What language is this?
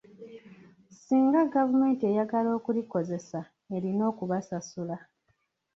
Ganda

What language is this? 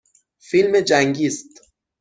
Persian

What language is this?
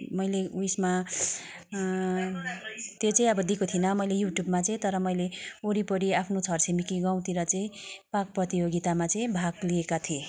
Nepali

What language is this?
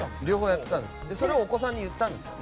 Japanese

